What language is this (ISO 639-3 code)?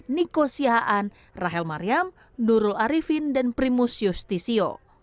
ind